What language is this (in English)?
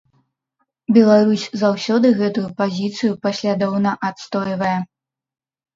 Belarusian